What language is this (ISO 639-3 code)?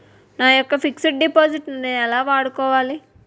tel